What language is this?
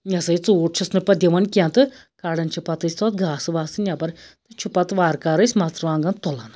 Kashmiri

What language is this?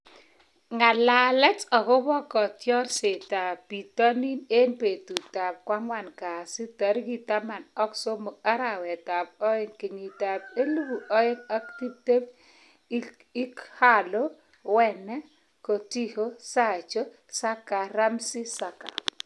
Kalenjin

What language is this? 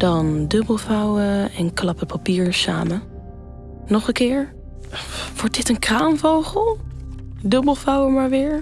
Dutch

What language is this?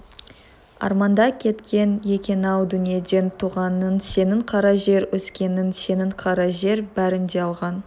Kazakh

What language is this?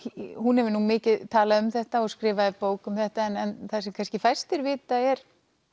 Icelandic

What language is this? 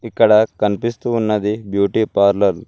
Telugu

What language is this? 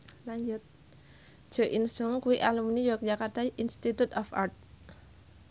Javanese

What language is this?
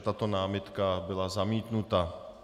Czech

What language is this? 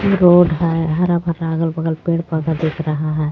Hindi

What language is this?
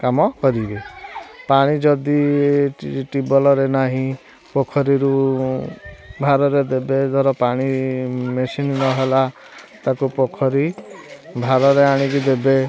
Odia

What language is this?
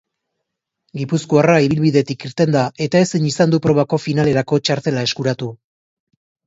Basque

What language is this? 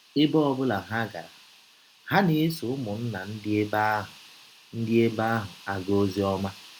Igbo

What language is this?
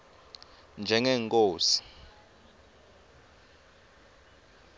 Swati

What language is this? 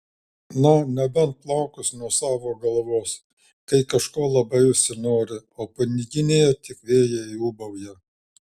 Lithuanian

